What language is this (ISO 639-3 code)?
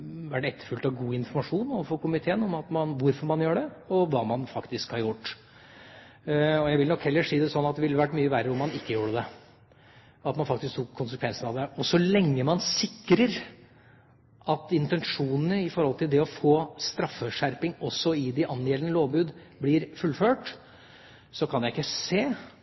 nob